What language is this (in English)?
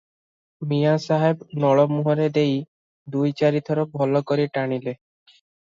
Odia